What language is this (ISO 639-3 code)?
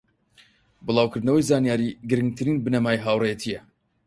ckb